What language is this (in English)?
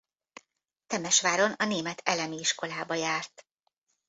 Hungarian